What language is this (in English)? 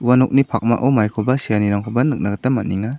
Garo